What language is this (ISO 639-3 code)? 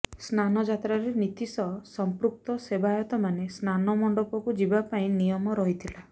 ori